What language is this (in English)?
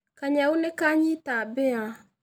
Kikuyu